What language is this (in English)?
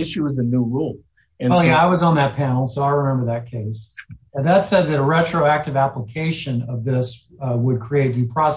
English